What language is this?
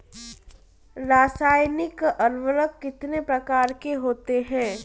Hindi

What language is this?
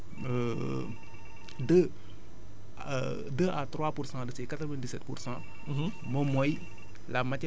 Wolof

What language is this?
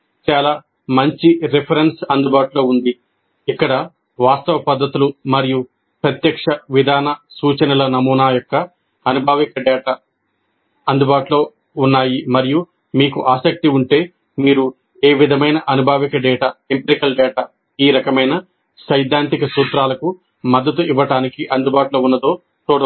Telugu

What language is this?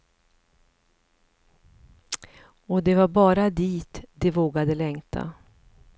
Swedish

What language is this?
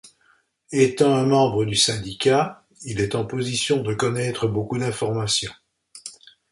French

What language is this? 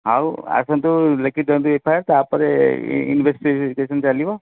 Odia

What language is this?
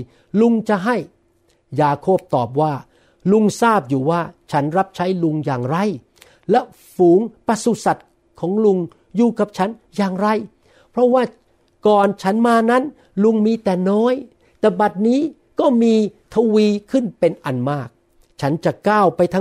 Thai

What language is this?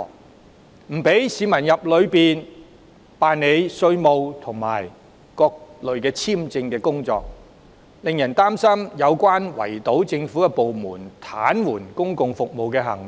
Cantonese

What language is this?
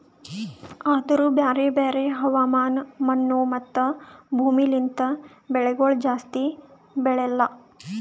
Kannada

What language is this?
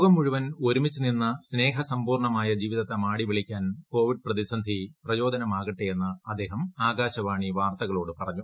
Malayalam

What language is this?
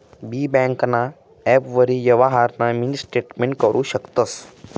Marathi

